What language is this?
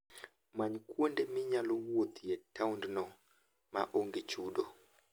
Luo (Kenya and Tanzania)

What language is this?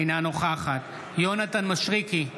Hebrew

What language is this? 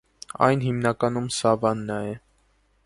Armenian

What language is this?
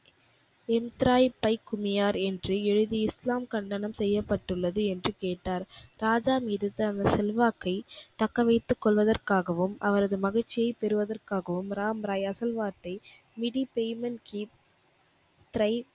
Tamil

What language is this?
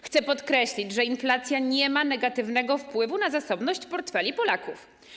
Polish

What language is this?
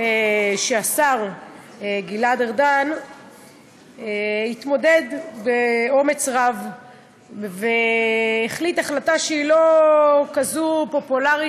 Hebrew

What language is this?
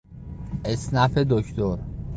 Persian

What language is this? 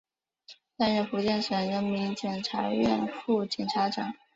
Chinese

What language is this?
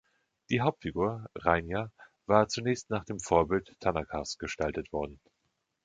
German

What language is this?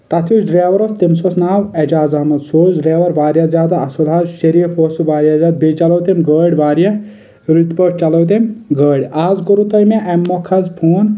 Kashmiri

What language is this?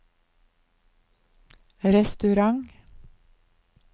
Norwegian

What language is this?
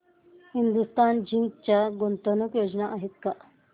Marathi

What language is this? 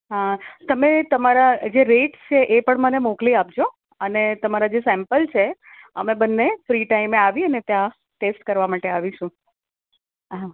Gujarati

